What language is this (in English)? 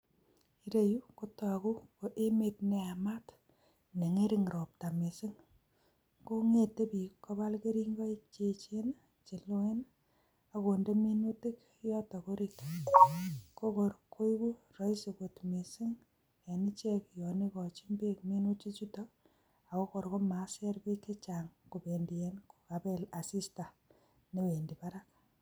Kalenjin